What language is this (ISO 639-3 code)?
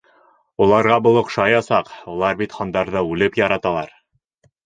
bak